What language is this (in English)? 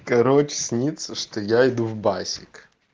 Russian